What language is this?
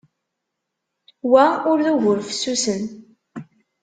Kabyle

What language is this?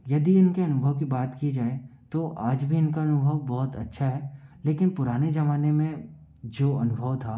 Hindi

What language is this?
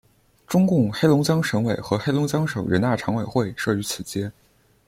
Chinese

